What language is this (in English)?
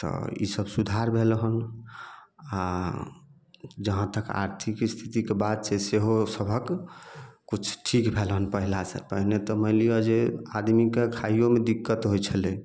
Maithili